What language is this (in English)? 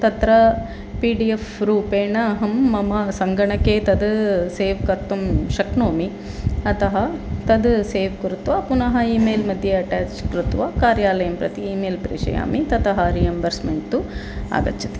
Sanskrit